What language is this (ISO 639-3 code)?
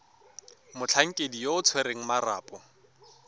tsn